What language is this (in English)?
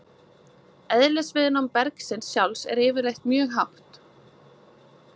Icelandic